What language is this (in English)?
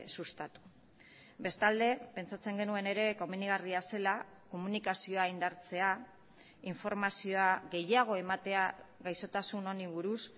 Basque